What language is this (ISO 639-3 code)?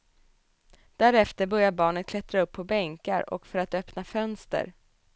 swe